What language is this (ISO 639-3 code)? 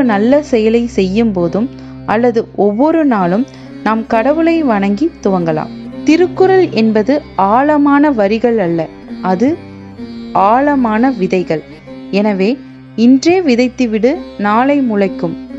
tam